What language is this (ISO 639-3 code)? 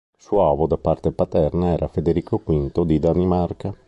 ita